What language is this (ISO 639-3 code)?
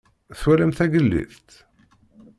kab